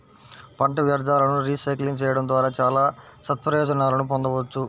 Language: Telugu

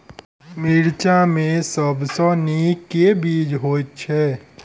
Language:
Maithili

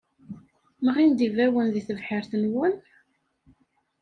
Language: Kabyle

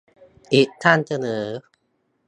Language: Thai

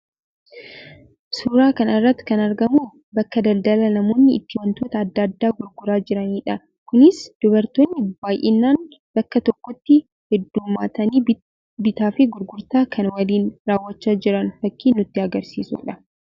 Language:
Oromo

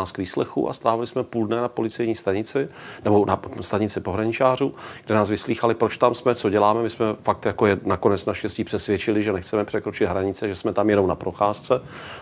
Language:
Czech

